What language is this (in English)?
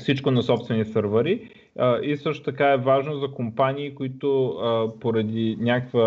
Bulgarian